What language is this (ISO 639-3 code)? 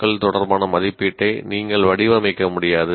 tam